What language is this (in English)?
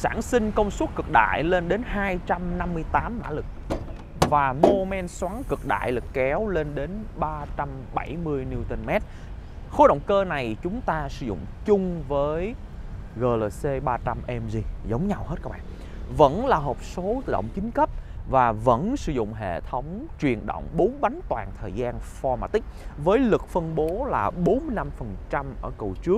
Vietnamese